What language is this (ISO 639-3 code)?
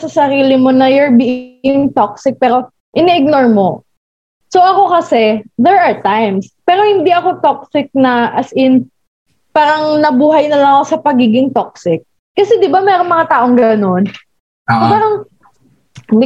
fil